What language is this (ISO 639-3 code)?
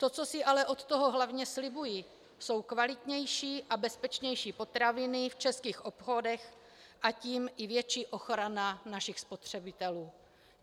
ces